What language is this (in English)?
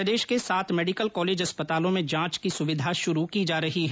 Hindi